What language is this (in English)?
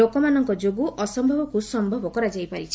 Odia